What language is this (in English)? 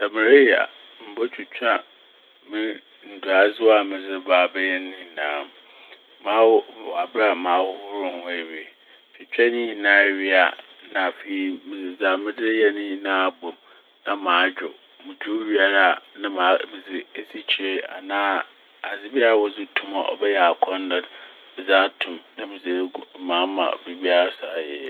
Akan